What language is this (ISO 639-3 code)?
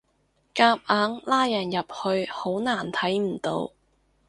yue